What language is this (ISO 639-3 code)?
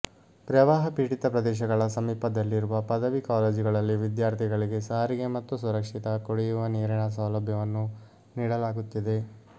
kan